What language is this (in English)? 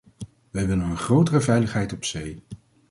Dutch